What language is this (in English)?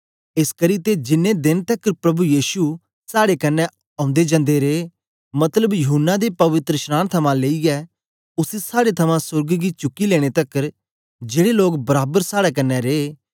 Dogri